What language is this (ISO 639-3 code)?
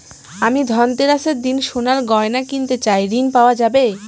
ben